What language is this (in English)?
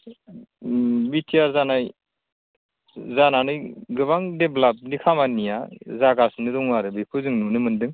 Bodo